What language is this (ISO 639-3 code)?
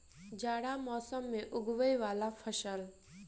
mai